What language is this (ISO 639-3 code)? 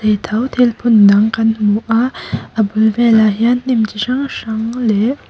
lus